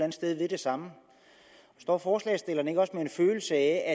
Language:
Danish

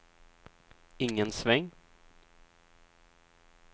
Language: Swedish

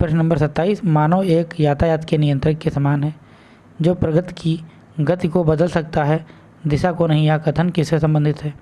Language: Hindi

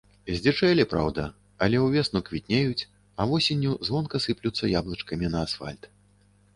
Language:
Belarusian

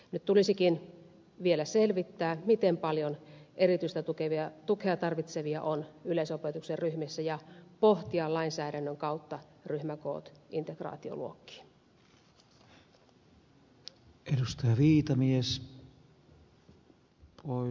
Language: Finnish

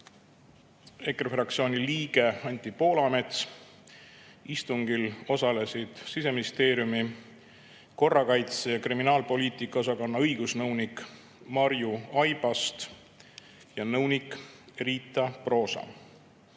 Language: Estonian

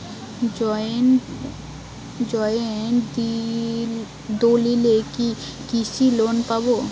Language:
Bangla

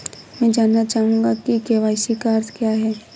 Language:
Hindi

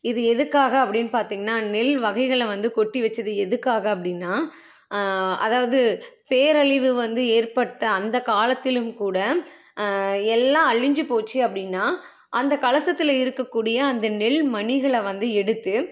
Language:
Tamil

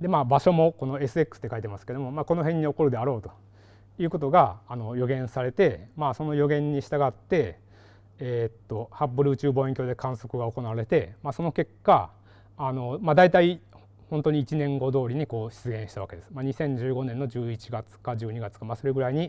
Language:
Japanese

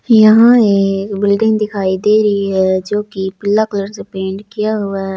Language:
Hindi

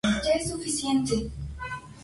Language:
Spanish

